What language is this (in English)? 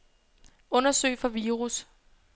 Danish